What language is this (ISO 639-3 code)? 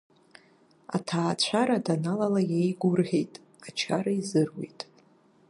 abk